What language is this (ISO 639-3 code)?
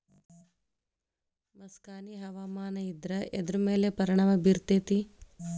kan